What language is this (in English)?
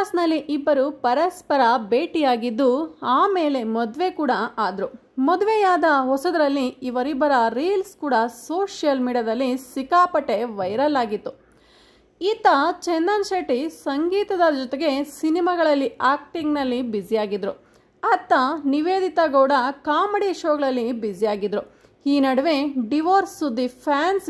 Kannada